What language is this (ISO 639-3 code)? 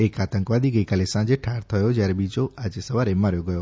guj